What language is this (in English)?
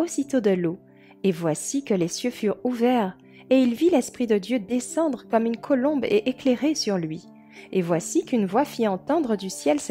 French